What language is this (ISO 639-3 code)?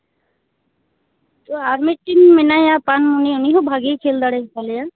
sat